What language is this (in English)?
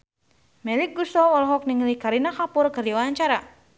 Sundanese